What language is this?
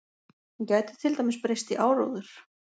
Icelandic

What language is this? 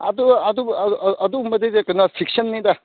Manipuri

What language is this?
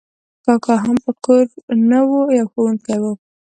Pashto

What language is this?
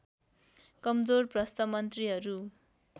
Nepali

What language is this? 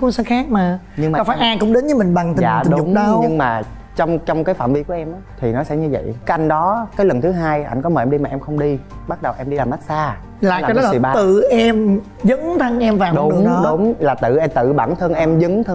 Vietnamese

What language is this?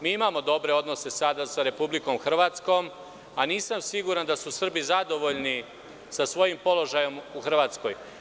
Serbian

